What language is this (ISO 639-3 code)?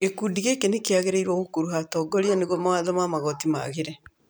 kik